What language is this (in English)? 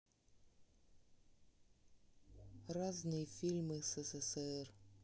Russian